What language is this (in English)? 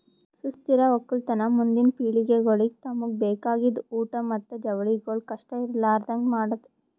Kannada